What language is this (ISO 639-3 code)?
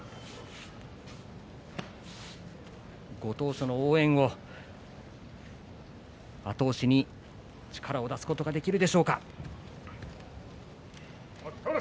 jpn